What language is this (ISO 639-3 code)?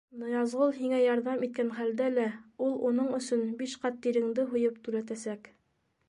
bak